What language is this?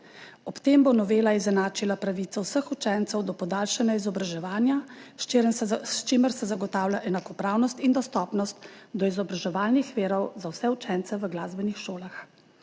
Slovenian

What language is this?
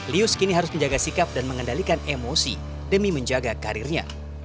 Indonesian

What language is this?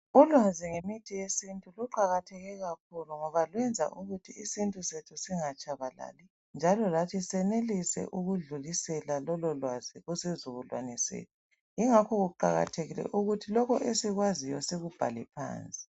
North Ndebele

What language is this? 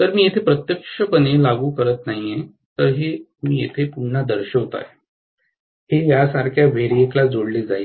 Marathi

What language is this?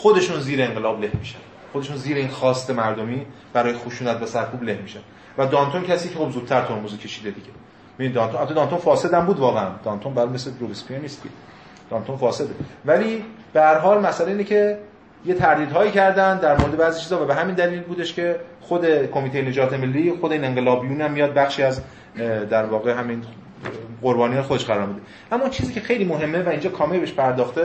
Persian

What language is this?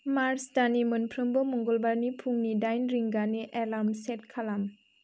Bodo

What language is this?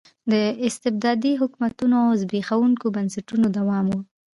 Pashto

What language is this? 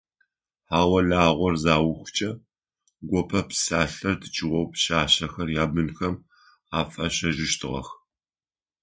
Adyghe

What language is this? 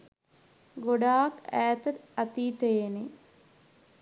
Sinhala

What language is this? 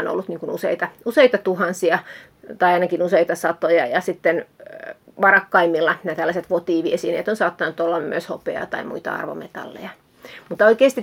Finnish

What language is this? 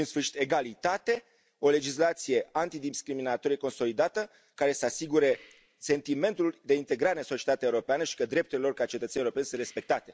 Romanian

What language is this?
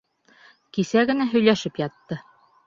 Bashkir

